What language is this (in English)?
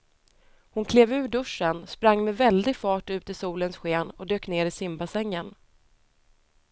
Swedish